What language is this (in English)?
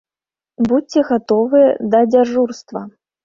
Belarusian